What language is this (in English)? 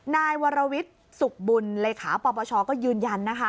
Thai